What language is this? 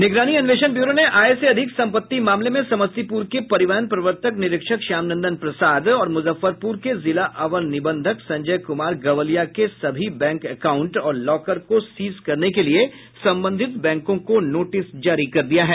Hindi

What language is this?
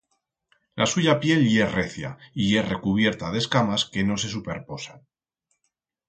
Aragonese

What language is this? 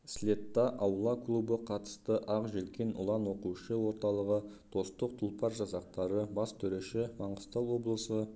Kazakh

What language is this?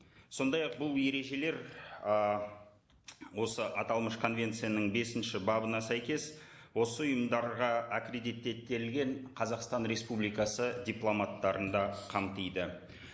Kazakh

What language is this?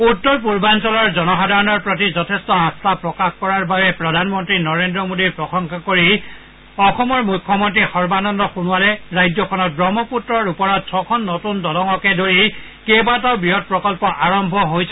Assamese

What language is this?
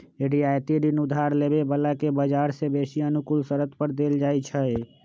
Magahi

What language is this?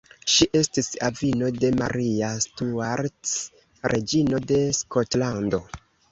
Esperanto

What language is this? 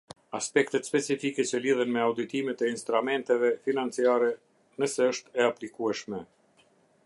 Albanian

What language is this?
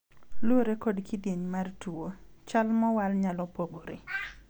Luo (Kenya and Tanzania)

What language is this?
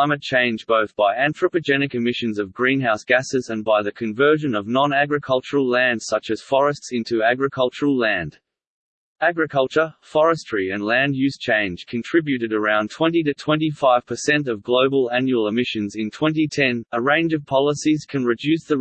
English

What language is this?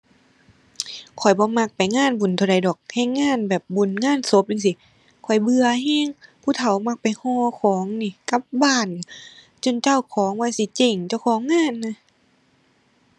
Thai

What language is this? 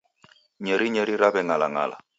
Taita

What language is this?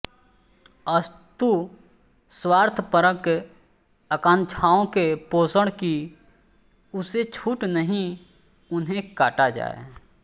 Hindi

